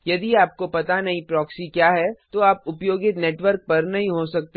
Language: Hindi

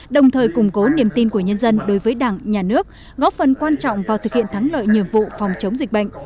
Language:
Vietnamese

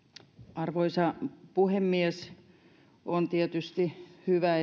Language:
Finnish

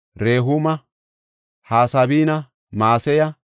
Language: Gofa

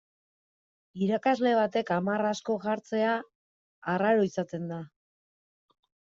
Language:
Basque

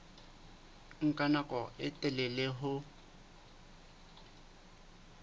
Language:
Southern Sotho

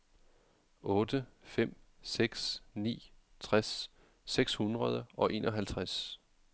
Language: Danish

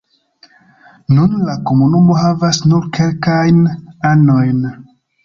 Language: Esperanto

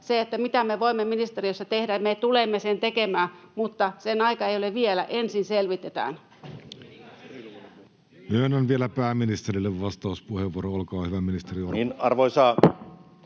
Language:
Finnish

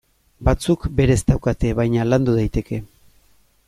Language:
Basque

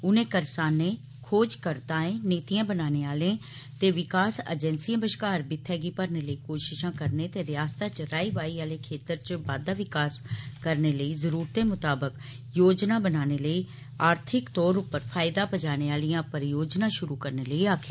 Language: Dogri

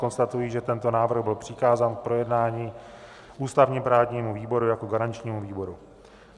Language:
Czech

